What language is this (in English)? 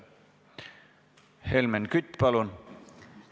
Estonian